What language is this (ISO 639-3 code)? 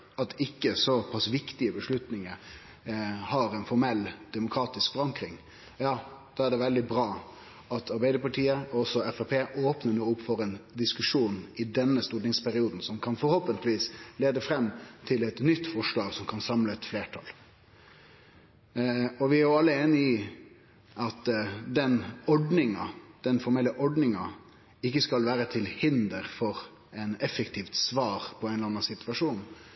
nno